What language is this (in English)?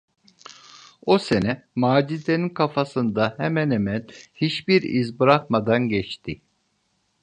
Turkish